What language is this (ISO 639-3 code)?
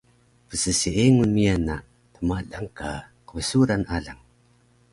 trv